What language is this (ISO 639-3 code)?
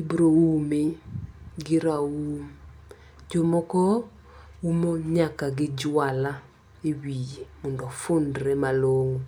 luo